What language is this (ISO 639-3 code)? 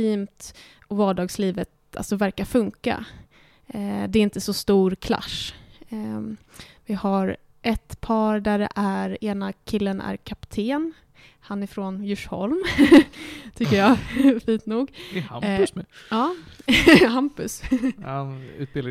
swe